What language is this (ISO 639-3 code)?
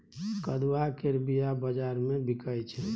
mai